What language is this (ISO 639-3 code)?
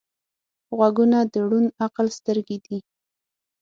pus